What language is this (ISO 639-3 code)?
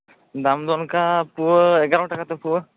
sat